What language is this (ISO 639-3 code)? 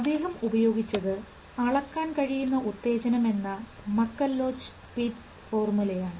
mal